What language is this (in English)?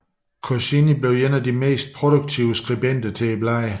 Danish